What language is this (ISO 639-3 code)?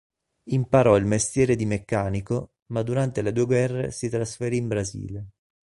ita